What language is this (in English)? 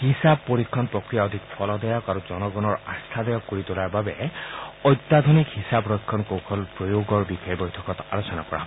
Assamese